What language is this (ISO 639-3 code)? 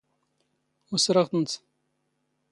zgh